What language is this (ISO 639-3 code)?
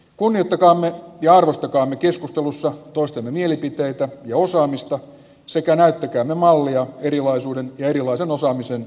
fin